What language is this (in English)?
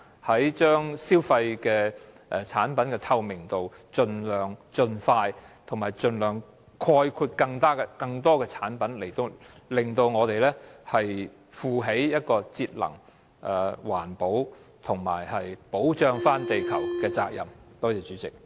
Cantonese